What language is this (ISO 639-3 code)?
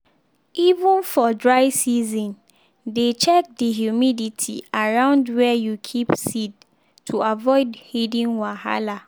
pcm